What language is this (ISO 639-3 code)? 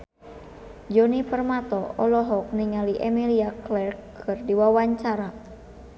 sun